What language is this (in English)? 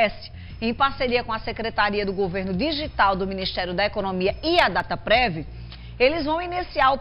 Portuguese